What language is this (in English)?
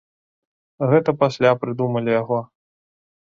Belarusian